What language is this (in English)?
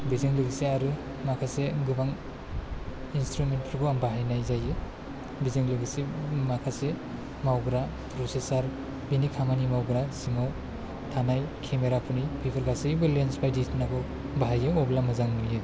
Bodo